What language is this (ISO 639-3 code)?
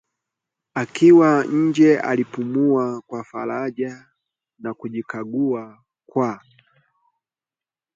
swa